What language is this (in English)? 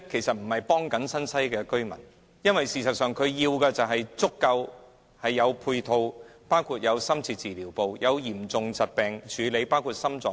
Cantonese